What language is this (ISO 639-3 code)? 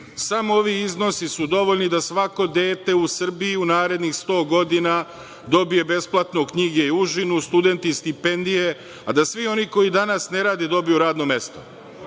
srp